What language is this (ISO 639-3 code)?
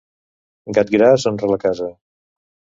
cat